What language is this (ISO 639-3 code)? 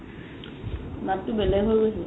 asm